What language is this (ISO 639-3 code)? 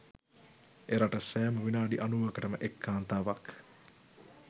sin